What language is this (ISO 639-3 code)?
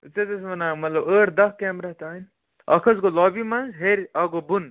kas